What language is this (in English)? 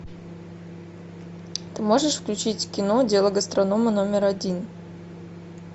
Russian